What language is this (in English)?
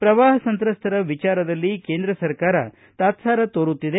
Kannada